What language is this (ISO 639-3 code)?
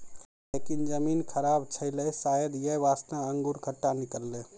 mai